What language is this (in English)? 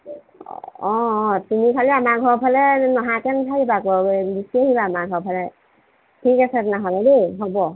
Assamese